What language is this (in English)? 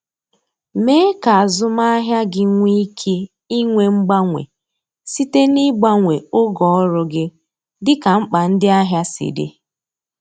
Igbo